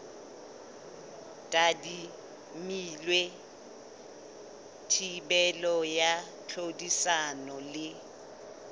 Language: Southern Sotho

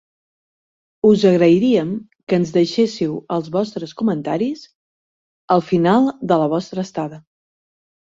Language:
Catalan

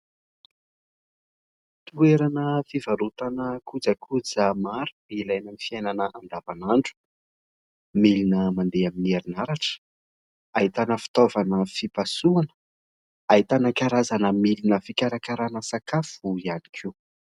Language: Malagasy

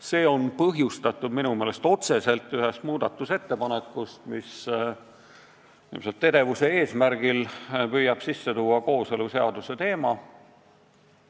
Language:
Estonian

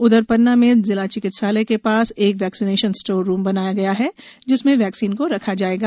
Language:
Hindi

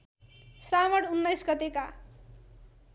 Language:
Nepali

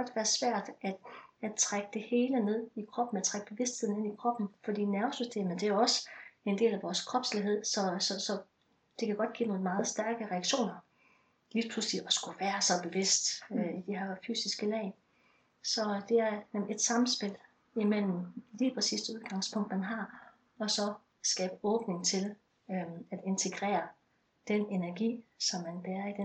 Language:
Danish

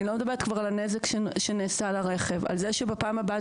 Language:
Hebrew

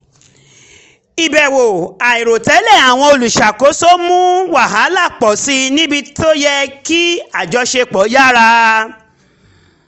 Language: Yoruba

